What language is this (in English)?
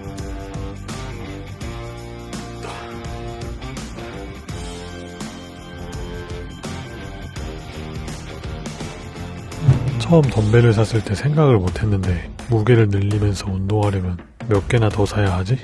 Korean